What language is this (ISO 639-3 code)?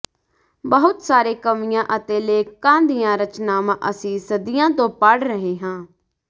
pan